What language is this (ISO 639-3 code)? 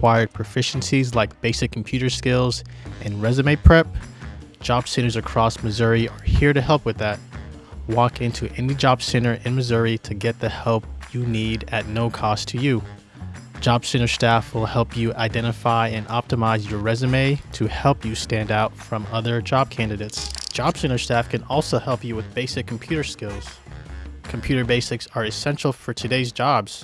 eng